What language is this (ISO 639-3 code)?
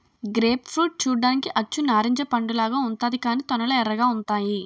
tel